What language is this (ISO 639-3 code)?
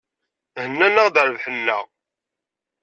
kab